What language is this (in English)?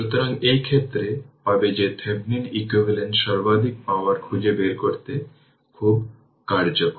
Bangla